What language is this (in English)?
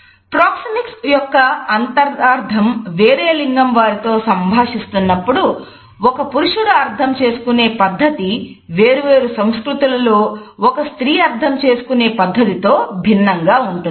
Telugu